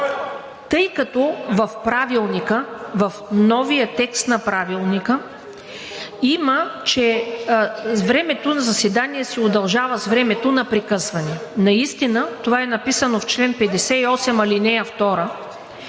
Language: Bulgarian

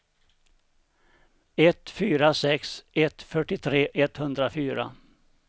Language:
Swedish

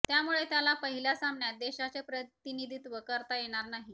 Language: Marathi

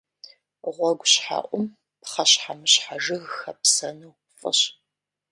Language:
Kabardian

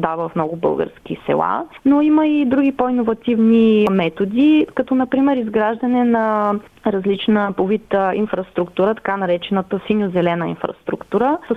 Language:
Bulgarian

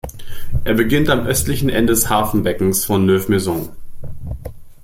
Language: German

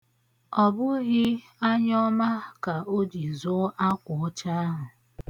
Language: Igbo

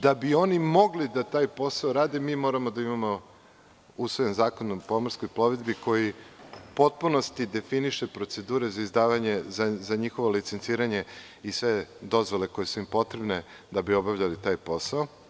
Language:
Serbian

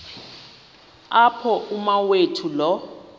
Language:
Xhosa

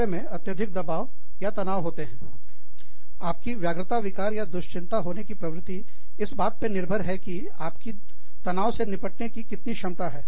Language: Hindi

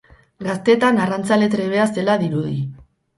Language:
Basque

